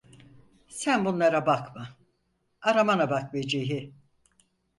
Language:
Turkish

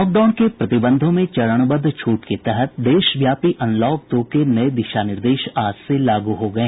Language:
Hindi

